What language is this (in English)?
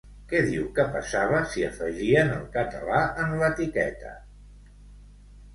Catalan